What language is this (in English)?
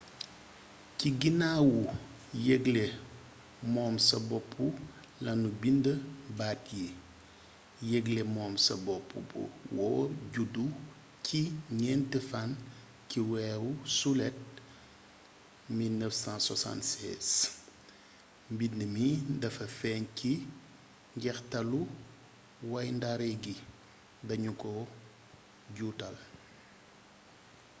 Wolof